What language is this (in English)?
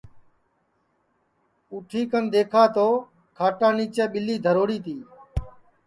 Sansi